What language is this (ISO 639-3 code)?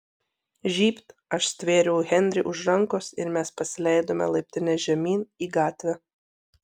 lit